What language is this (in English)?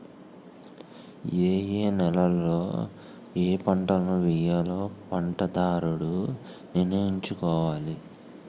Telugu